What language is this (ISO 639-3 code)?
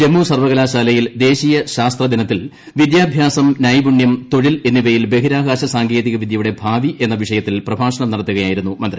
mal